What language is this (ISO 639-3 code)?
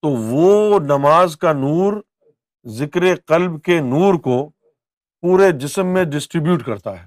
urd